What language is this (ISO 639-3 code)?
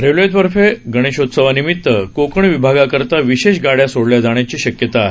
mar